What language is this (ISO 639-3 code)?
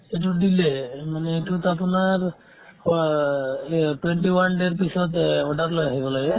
asm